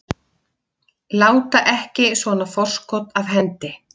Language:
Icelandic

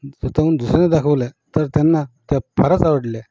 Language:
Marathi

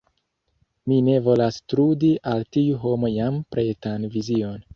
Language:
Esperanto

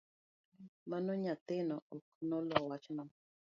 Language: Luo (Kenya and Tanzania)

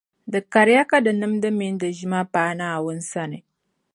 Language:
Dagbani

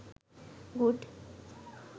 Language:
Sinhala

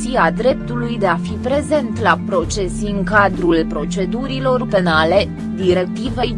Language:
Romanian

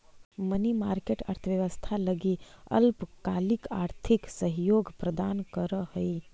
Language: Magahi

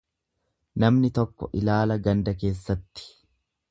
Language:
Oromo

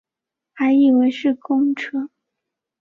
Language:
Chinese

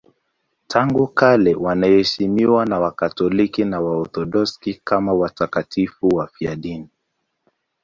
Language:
Swahili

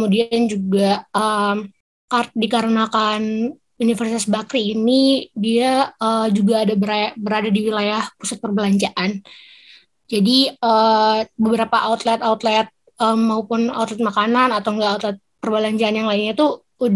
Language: Indonesian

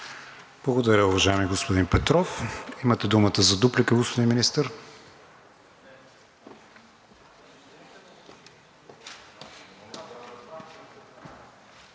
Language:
Bulgarian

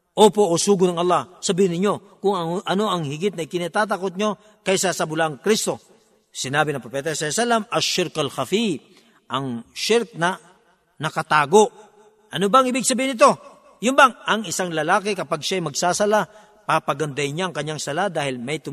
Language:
Filipino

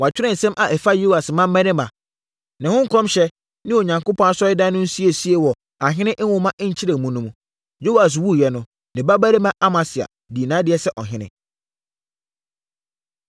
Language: Akan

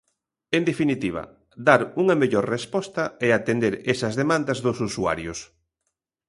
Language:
Galician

